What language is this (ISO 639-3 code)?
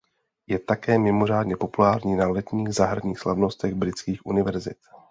ces